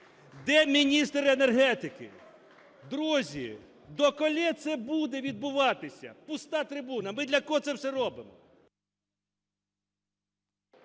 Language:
Ukrainian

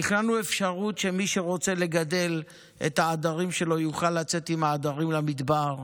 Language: Hebrew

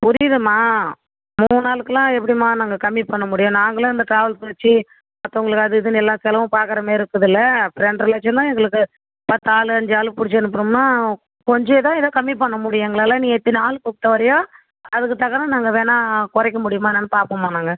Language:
Tamil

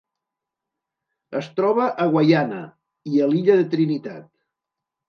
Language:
Catalan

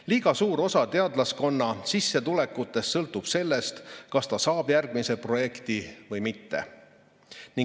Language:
Estonian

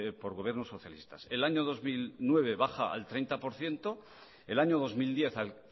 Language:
Spanish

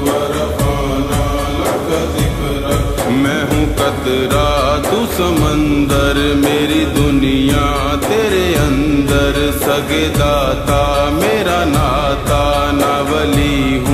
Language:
Arabic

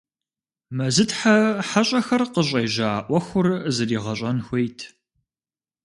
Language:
Kabardian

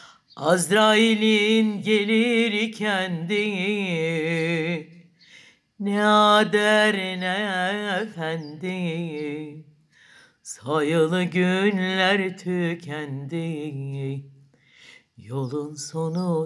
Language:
Turkish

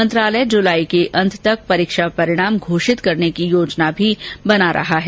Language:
Hindi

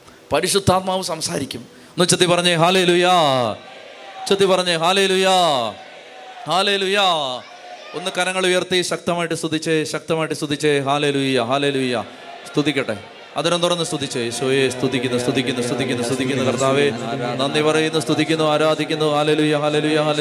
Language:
Malayalam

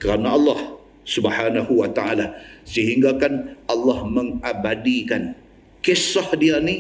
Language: Malay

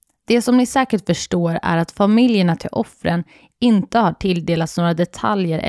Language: Swedish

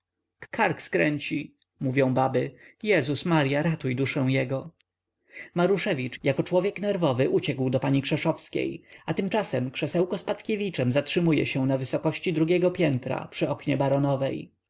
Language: Polish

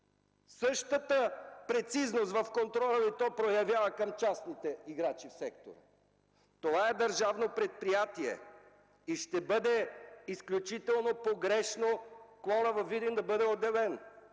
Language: Bulgarian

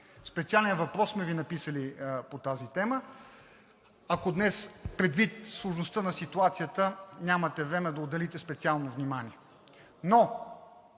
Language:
Bulgarian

